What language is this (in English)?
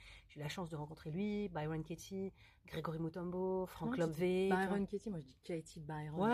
French